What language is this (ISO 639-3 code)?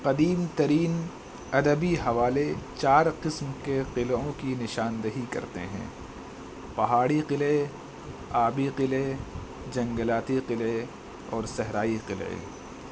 urd